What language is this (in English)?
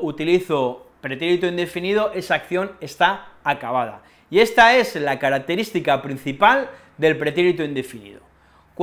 Spanish